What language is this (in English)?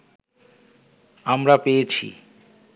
Bangla